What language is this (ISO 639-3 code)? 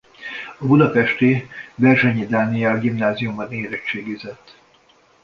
hun